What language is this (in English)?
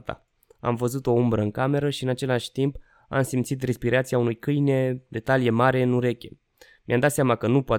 Romanian